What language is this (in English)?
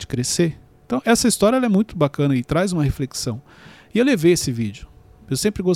Portuguese